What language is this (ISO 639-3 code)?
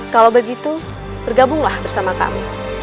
ind